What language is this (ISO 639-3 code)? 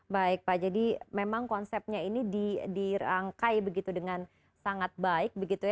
ind